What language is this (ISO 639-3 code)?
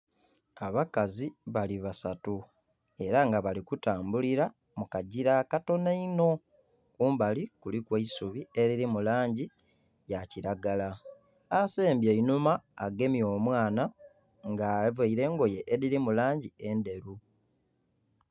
xog